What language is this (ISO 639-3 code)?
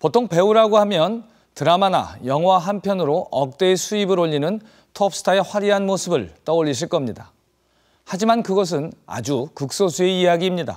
kor